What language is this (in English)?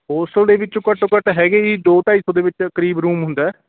Punjabi